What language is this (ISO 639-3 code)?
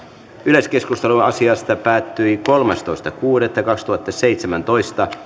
fin